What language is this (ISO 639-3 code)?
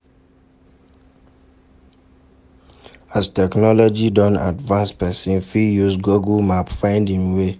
pcm